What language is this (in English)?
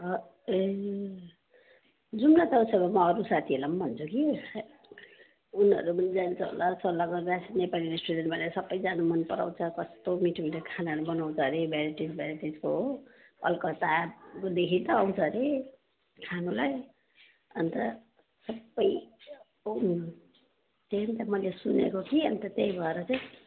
Nepali